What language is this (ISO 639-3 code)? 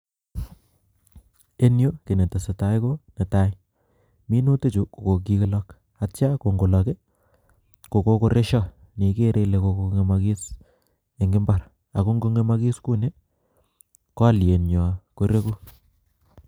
kln